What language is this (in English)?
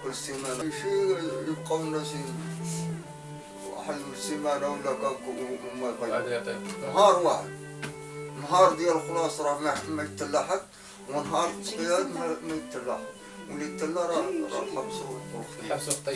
Arabic